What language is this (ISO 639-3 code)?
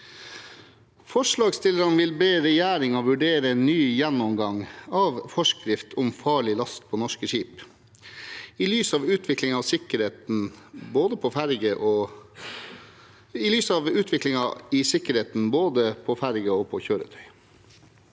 nor